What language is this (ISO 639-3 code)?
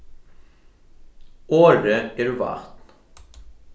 fao